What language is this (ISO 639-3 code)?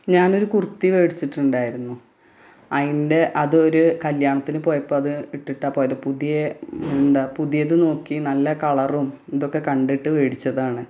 mal